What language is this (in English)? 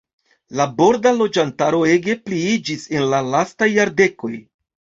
Esperanto